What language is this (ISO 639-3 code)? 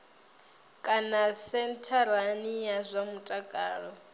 ven